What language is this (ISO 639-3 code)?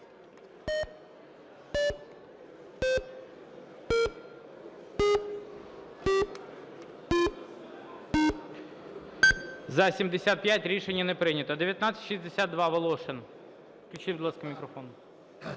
ukr